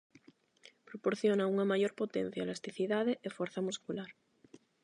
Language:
Galician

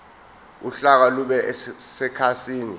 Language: Zulu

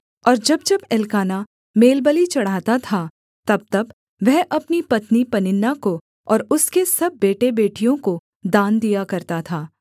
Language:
Hindi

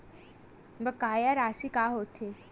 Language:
Chhattisgarhi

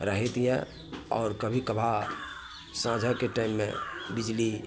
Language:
Maithili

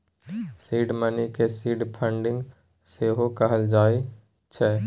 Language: Maithili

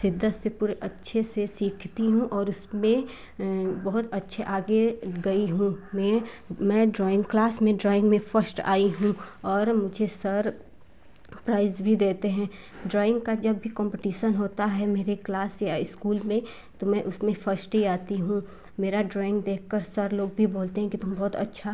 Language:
Hindi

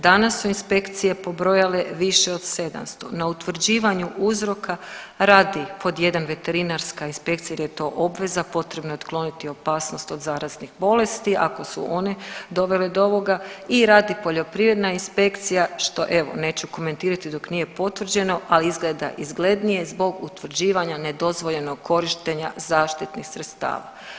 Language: Croatian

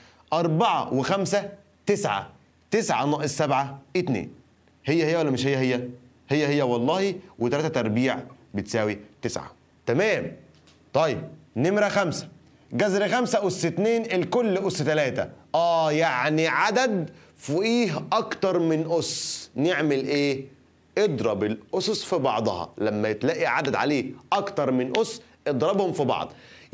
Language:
Arabic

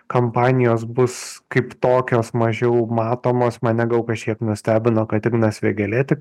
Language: Lithuanian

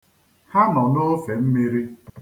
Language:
Igbo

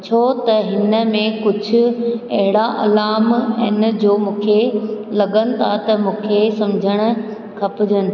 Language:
Sindhi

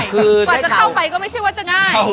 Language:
Thai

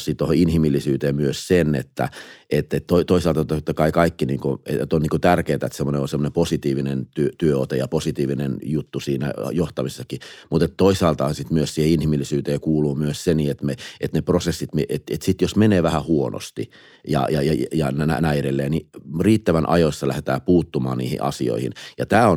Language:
Finnish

